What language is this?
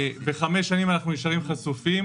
Hebrew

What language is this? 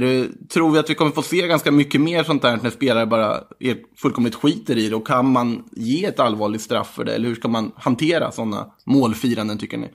Swedish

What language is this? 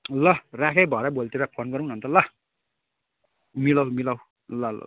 Nepali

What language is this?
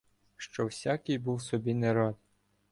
Ukrainian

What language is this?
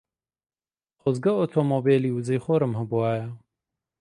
Central Kurdish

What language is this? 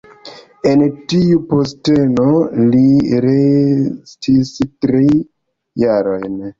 Esperanto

